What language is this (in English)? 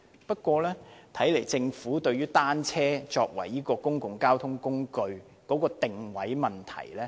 Cantonese